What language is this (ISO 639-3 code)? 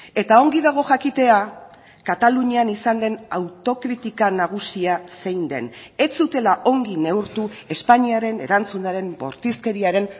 eus